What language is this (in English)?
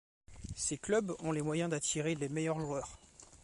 French